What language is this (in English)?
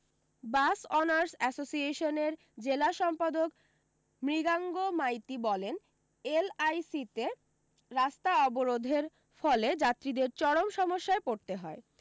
Bangla